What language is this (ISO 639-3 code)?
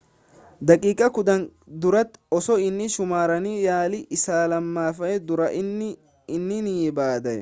orm